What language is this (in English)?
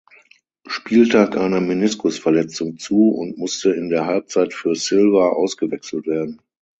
German